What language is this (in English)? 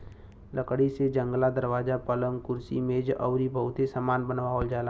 Bhojpuri